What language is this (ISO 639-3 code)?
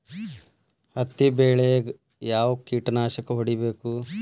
kan